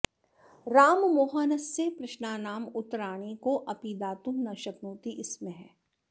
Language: Sanskrit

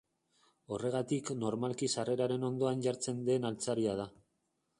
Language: Basque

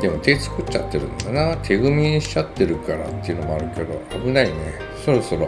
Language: Japanese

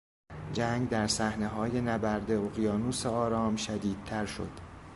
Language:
Persian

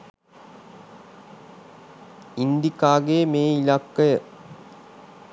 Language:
Sinhala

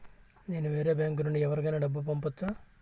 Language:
Telugu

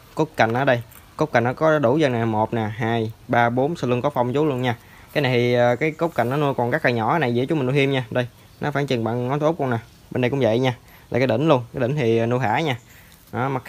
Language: Vietnamese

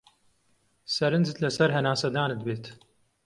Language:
Central Kurdish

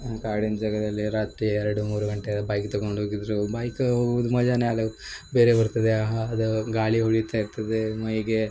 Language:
Kannada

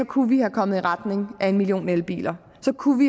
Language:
Danish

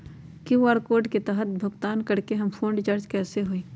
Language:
Magahi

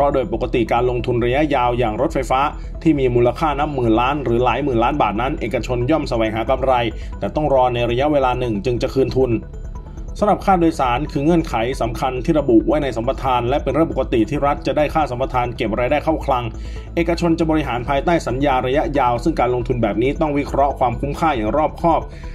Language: Thai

